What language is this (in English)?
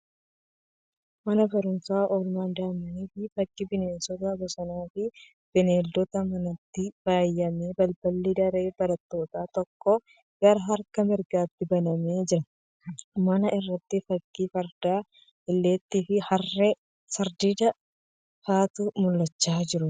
Oromo